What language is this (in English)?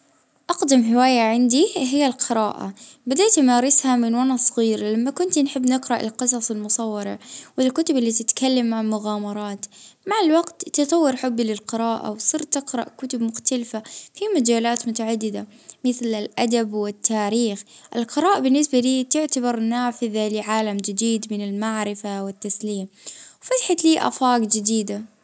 Libyan Arabic